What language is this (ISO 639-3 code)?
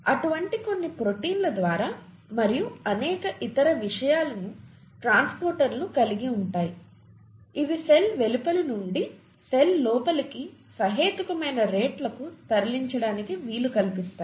tel